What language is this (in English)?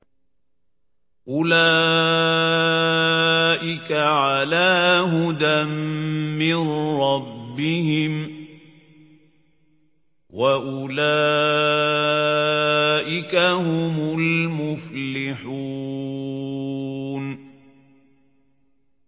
Arabic